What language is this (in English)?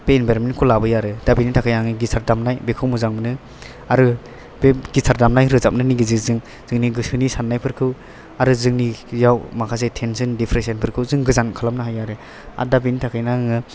Bodo